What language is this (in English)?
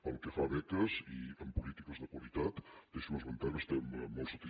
Catalan